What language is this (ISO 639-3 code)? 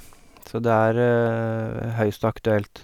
nor